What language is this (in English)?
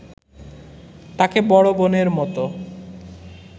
Bangla